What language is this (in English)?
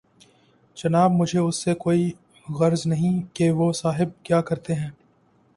Urdu